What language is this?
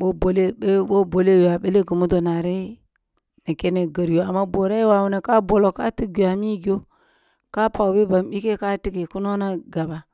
Kulung (Nigeria)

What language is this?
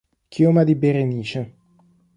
Italian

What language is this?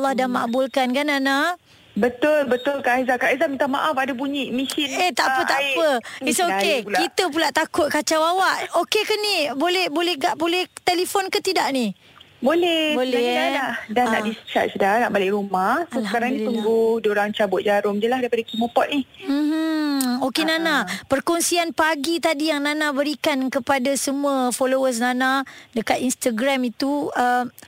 Malay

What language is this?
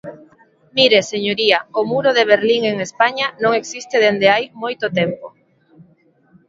Galician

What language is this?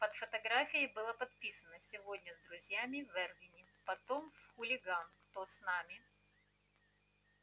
Russian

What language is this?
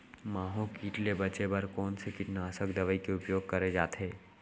Chhattisgarhi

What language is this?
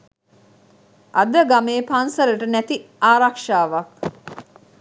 Sinhala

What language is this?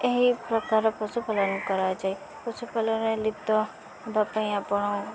Odia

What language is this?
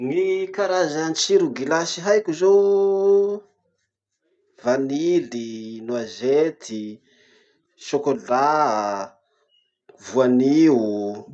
Masikoro Malagasy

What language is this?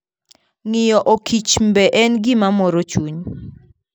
Luo (Kenya and Tanzania)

